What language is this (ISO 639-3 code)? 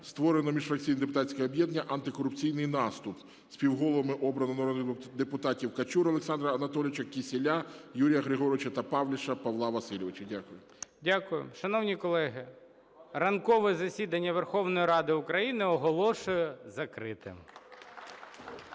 ukr